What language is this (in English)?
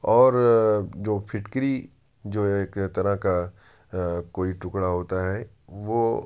Urdu